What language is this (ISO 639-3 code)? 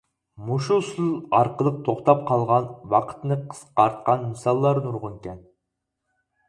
uig